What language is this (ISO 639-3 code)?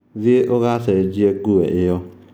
kik